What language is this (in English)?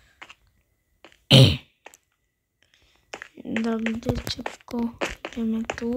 Polish